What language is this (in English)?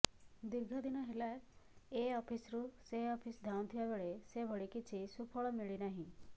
Odia